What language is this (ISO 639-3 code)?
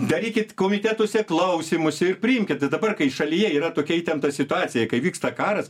lit